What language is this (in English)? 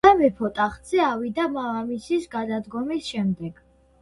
Georgian